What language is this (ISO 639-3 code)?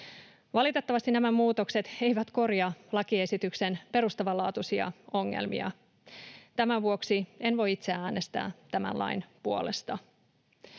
fin